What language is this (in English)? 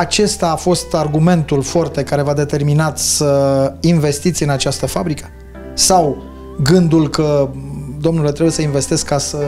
Romanian